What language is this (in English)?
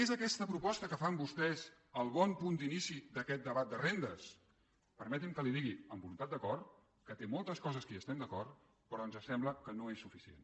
Catalan